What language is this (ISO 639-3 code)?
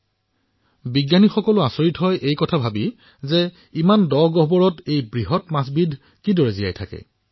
asm